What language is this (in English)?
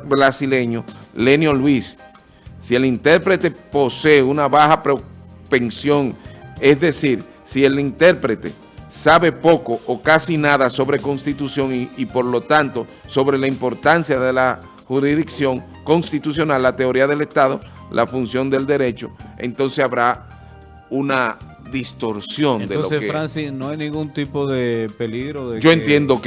Spanish